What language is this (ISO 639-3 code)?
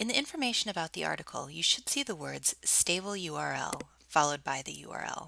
eng